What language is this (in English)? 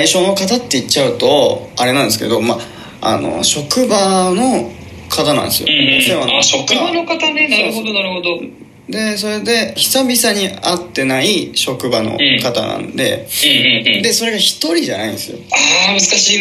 Japanese